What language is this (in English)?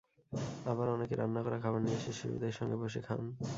Bangla